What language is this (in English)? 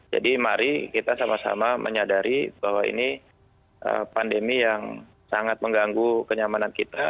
Indonesian